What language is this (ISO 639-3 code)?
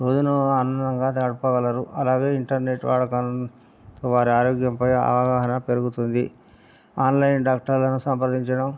tel